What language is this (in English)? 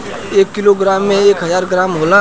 Bhojpuri